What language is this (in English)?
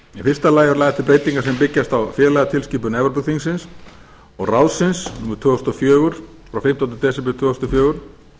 Icelandic